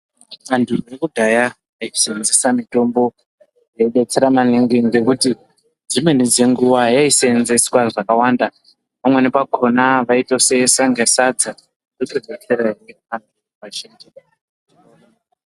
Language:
Ndau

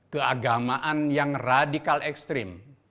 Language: Indonesian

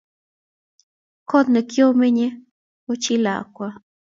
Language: Kalenjin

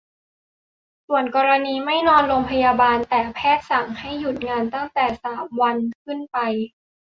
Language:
Thai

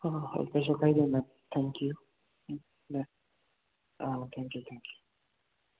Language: Manipuri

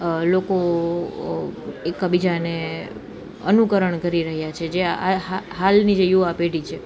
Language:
Gujarati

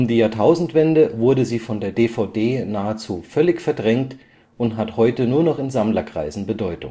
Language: German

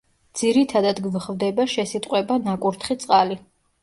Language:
Georgian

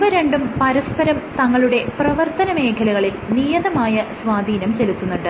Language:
Malayalam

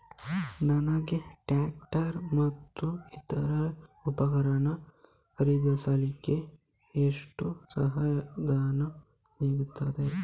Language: Kannada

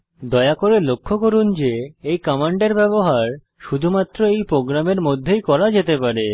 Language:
Bangla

